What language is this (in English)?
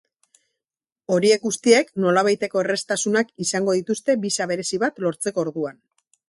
Basque